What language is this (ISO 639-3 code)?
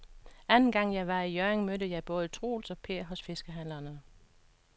dan